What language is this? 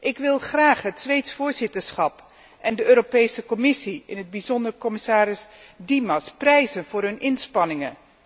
Dutch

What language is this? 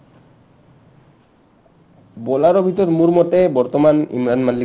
Assamese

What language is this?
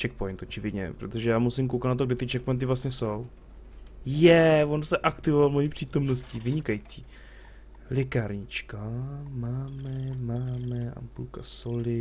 Czech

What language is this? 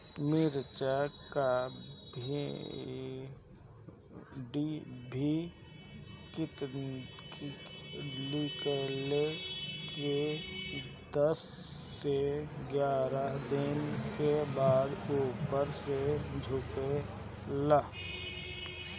Bhojpuri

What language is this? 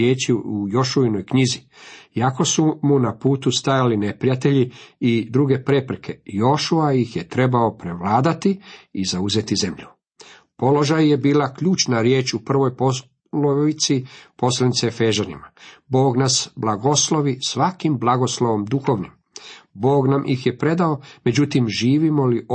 Croatian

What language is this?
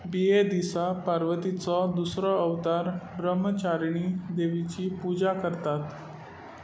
Konkani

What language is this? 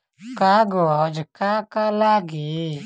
Bhojpuri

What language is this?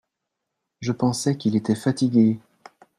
French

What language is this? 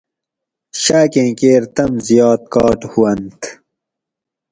Gawri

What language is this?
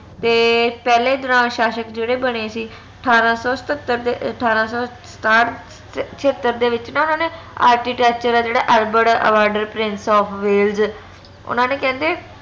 Punjabi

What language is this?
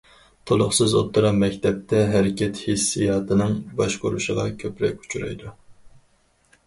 Uyghur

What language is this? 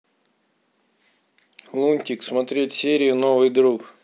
Russian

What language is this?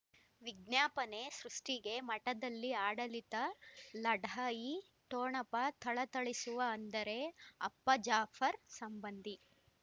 Kannada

